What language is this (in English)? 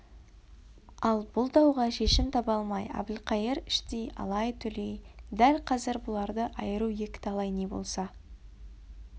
Kazakh